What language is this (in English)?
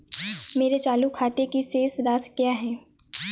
Hindi